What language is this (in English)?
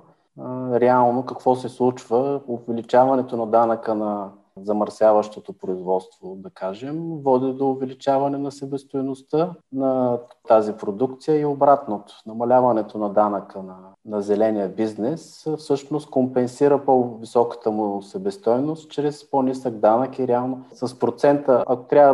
Bulgarian